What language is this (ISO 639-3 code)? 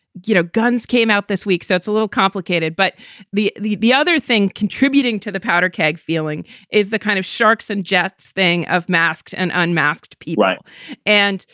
eng